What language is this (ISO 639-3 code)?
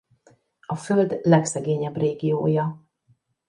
hun